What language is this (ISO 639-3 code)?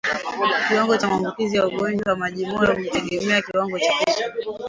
swa